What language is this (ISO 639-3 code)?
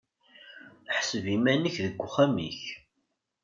kab